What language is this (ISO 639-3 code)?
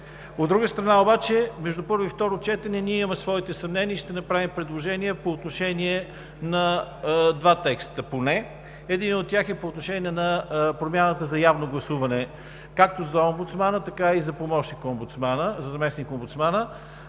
bul